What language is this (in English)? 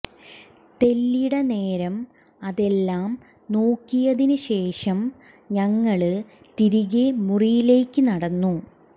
Malayalam